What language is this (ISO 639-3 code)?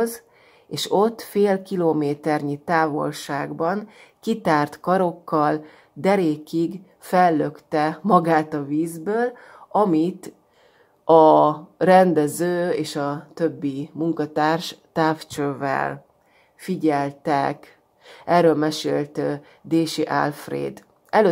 hun